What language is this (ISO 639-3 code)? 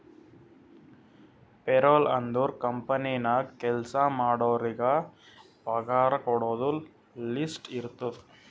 kan